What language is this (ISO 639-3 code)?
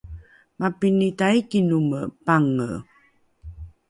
dru